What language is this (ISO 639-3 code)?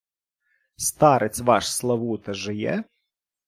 ukr